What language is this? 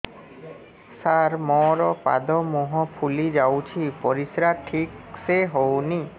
Odia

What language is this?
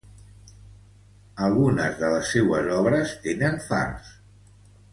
Catalan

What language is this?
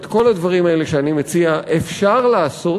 Hebrew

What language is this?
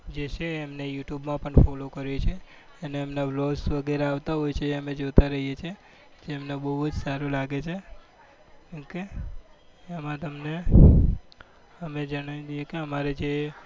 Gujarati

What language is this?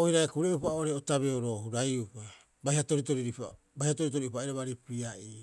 Rapoisi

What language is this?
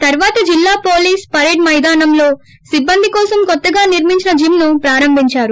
Telugu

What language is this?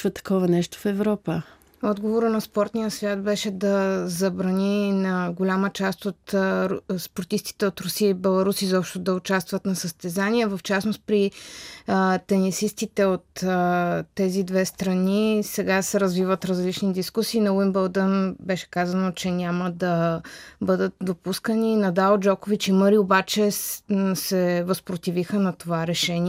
Bulgarian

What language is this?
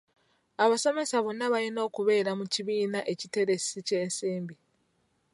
Ganda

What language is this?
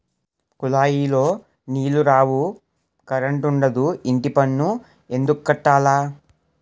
Telugu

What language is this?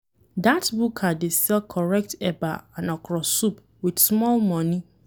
Nigerian Pidgin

